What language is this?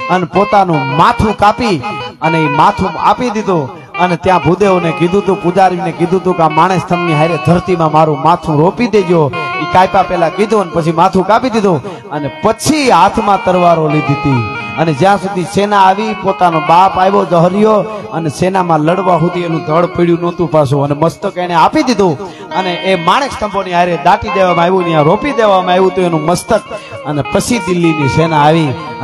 Gujarati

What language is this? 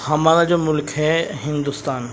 Urdu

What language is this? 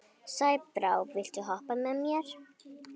Icelandic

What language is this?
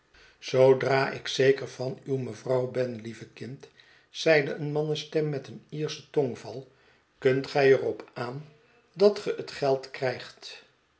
Dutch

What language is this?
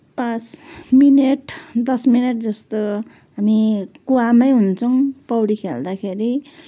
Nepali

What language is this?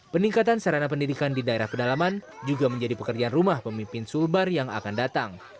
Indonesian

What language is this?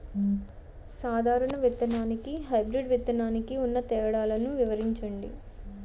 Telugu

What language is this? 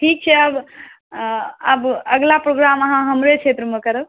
Maithili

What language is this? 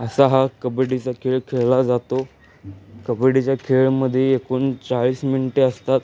Marathi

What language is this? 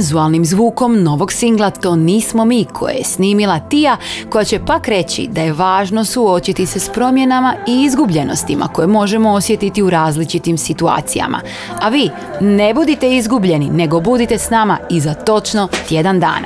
Croatian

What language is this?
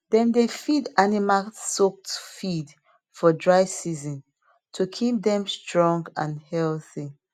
Nigerian Pidgin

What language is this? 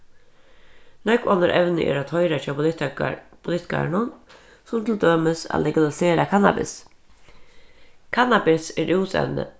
Faroese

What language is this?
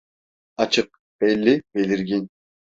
Turkish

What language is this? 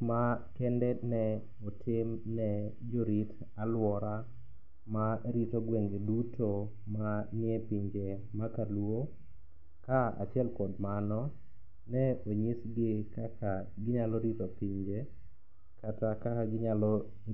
Luo (Kenya and Tanzania)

